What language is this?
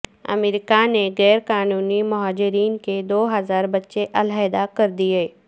Urdu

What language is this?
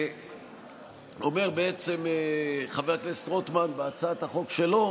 Hebrew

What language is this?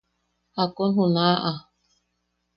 Yaqui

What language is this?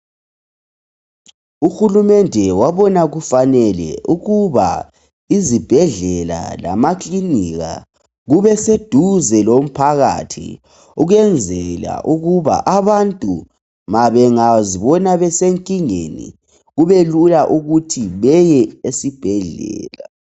North Ndebele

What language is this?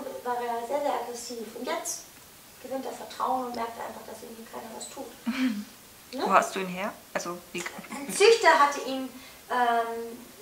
German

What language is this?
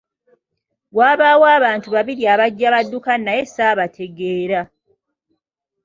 Ganda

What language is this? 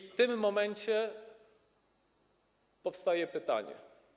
Polish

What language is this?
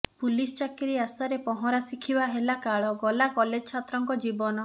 Odia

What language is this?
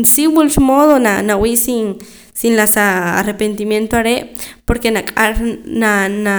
Poqomam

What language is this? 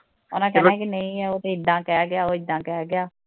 Punjabi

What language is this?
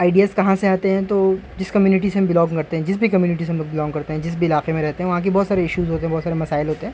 Urdu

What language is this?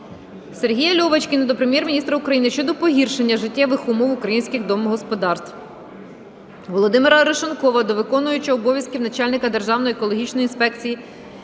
Ukrainian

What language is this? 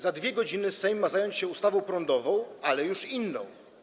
Polish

